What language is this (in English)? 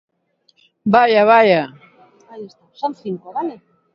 Galician